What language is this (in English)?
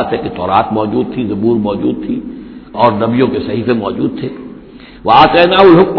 Urdu